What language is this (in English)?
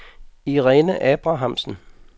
Danish